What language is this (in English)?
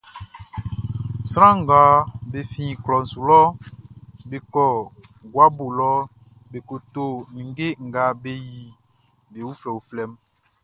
Baoulé